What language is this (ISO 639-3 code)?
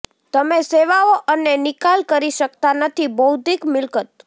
guj